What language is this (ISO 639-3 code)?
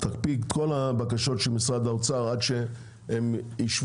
heb